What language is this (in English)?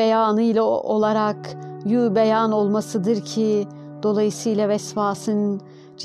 Turkish